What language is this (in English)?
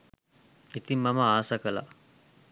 Sinhala